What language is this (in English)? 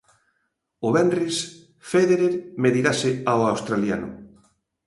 Galician